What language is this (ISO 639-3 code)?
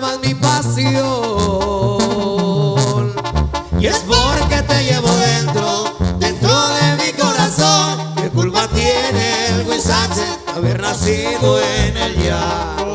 spa